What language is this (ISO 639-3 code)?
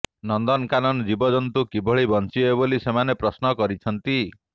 ori